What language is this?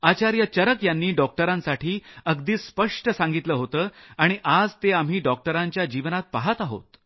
Marathi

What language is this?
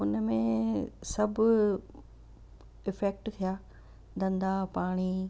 Sindhi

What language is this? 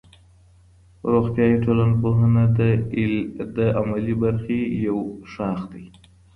Pashto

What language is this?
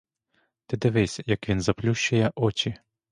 Ukrainian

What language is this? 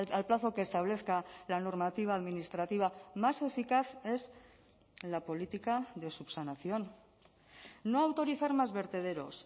Spanish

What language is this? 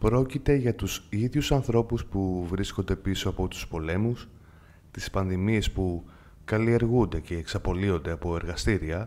Greek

